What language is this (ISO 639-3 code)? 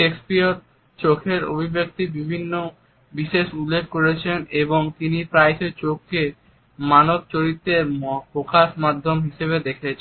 ben